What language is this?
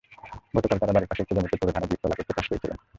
Bangla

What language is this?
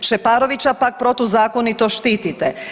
Croatian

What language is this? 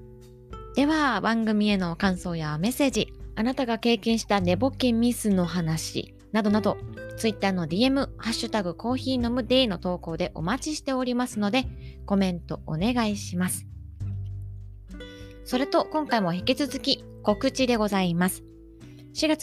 Japanese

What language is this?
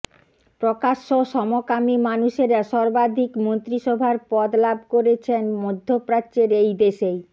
Bangla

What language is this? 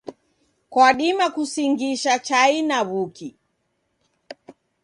Taita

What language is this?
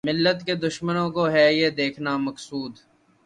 Urdu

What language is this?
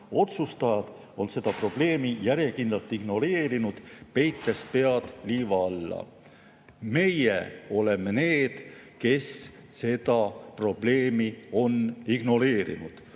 Estonian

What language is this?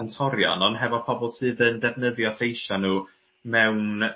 Welsh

